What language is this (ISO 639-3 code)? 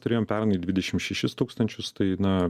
lit